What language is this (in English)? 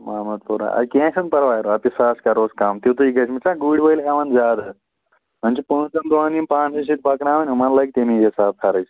Kashmiri